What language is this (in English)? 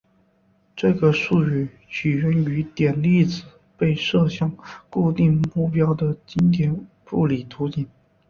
Chinese